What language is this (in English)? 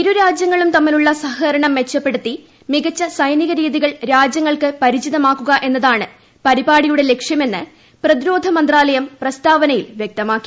Malayalam